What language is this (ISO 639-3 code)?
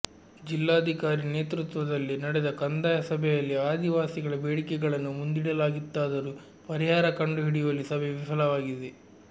kan